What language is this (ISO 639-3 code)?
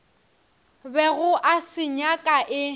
nso